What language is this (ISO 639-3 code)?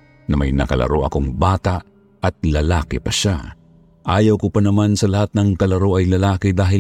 fil